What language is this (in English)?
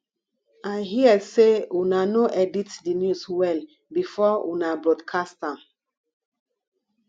Nigerian Pidgin